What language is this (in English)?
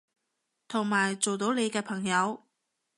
Cantonese